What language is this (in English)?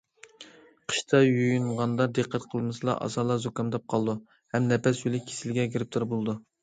Uyghur